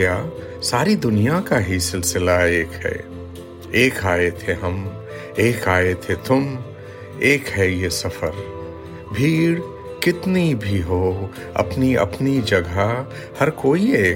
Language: Urdu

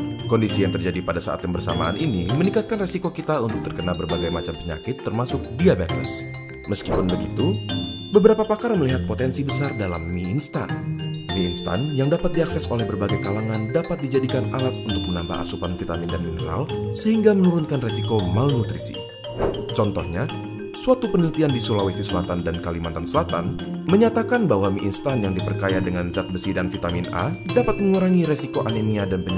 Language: Indonesian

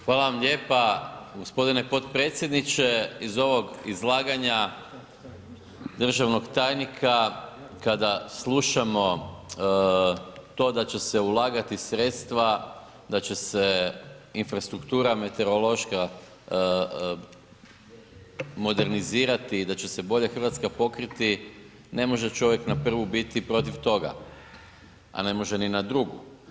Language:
Croatian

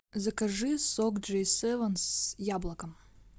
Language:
Russian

